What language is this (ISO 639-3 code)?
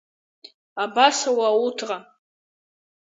abk